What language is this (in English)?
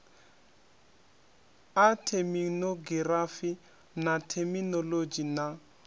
Venda